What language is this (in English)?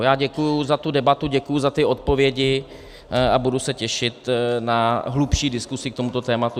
Czech